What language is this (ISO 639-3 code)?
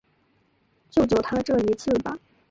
zho